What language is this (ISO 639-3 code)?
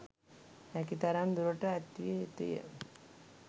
sin